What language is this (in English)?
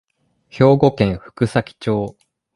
Japanese